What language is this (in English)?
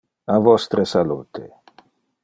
Interlingua